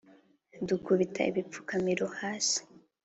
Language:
Kinyarwanda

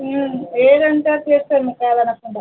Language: Telugu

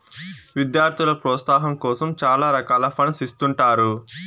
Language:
Telugu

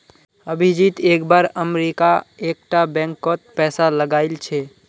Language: Magahi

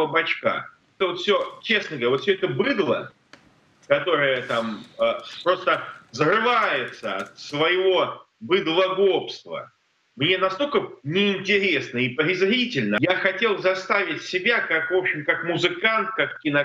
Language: Russian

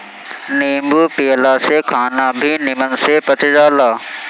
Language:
Bhojpuri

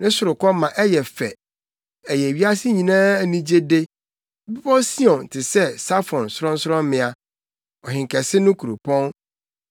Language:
Akan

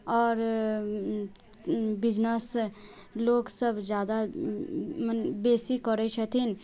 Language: Maithili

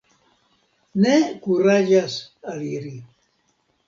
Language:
Esperanto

